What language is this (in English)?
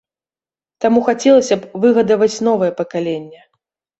Belarusian